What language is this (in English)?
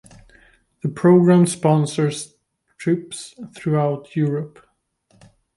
English